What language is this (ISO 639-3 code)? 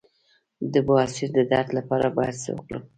pus